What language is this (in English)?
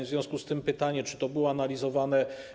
Polish